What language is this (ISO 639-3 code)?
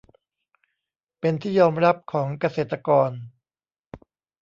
tha